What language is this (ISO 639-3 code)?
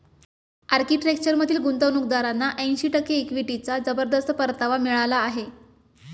mar